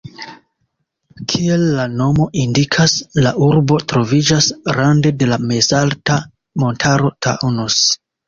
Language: Esperanto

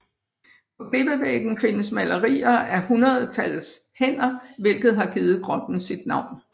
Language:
Danish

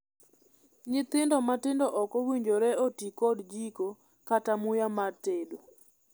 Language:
Luo (Kenya and Tanzania)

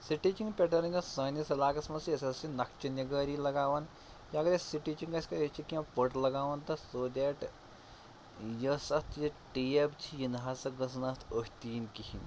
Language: Kashmiri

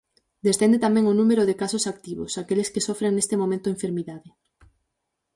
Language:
Galician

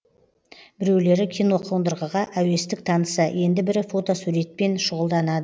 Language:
Kazakh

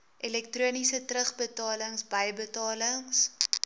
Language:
Afrikaans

